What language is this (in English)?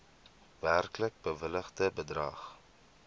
Afrikaans